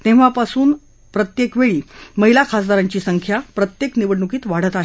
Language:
Marathi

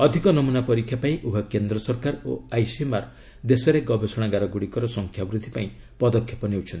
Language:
Odia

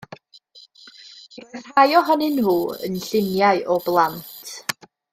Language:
Welsh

